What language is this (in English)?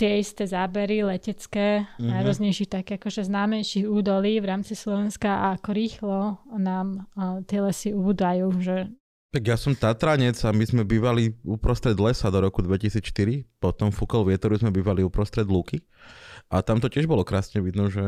Slovak